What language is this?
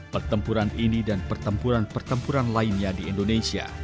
Indonesian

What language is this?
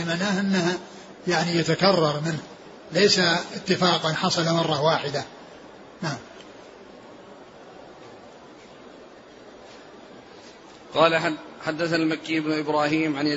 Arabic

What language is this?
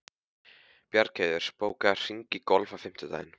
Icelandic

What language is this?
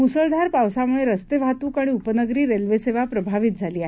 Marathi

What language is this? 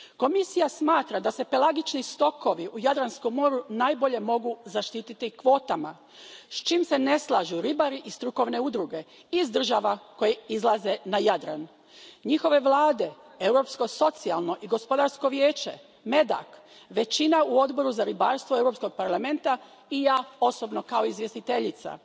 Croatian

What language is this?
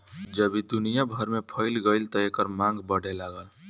Bhojpuri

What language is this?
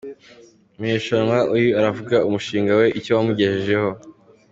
Kinyarwanda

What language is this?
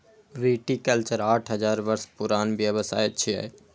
Maithili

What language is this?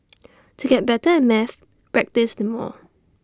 English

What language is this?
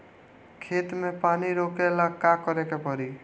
Bhojpuri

